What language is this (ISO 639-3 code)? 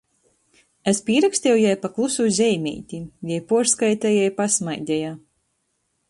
ltg